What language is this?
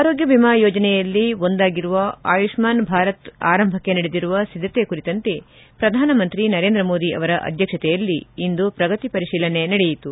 Kannada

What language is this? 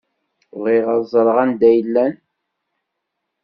Kabyle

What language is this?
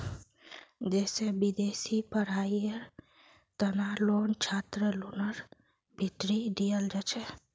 Magahi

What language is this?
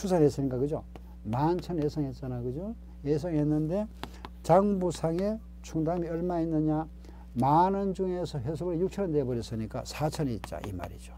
Korean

